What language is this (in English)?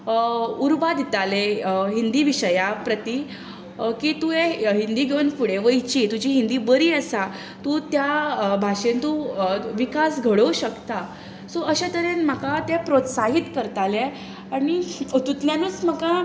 Konkani